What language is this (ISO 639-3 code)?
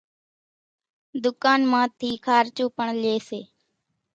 gjk